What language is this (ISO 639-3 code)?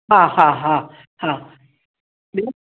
snd